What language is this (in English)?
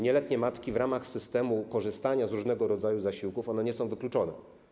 Polish